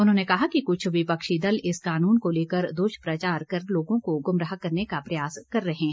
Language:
Hindi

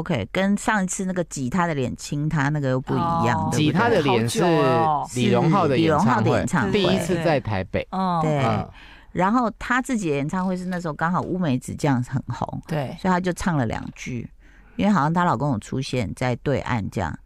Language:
Chinese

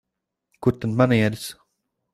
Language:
Latvian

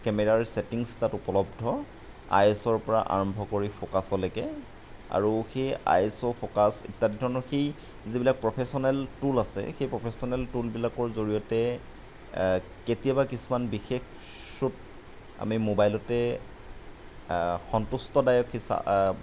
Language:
Assamese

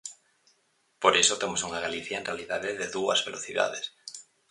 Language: Galician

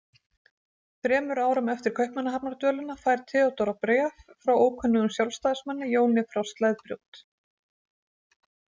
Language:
Icelandic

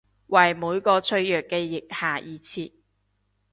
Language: Cantonese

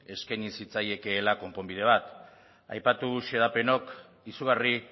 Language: Basque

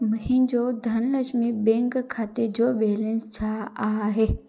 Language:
Sindhi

